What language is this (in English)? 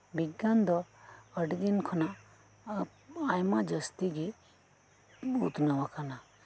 Santali